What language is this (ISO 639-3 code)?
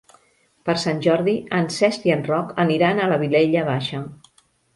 cat